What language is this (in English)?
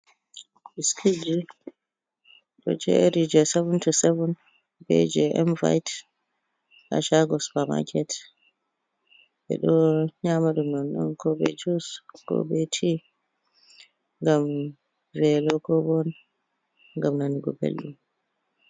Fula